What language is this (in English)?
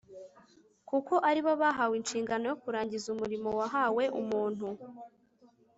Kinyarwanda